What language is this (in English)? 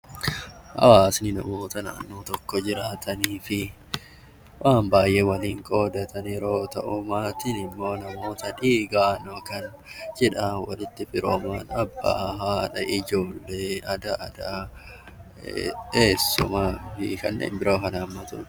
Oromo